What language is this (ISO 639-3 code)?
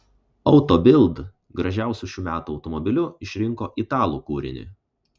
lit